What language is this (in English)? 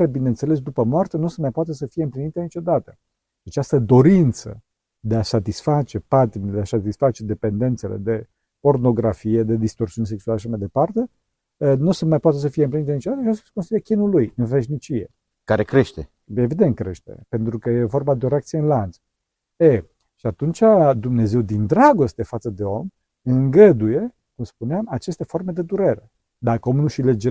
Romanian